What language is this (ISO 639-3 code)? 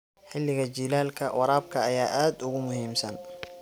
som